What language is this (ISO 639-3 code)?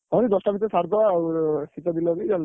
ori